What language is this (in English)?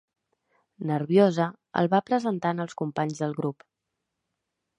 Catalan